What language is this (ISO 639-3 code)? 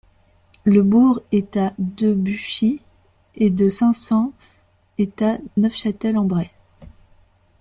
fra